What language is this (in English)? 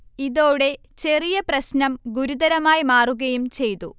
Malayalam